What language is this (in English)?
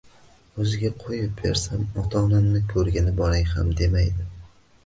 Uzbek